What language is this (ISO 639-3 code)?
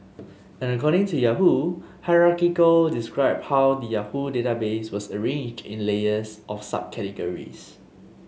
eng